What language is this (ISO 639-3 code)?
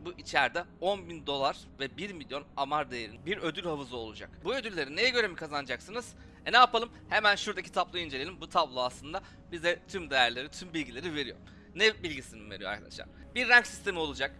tur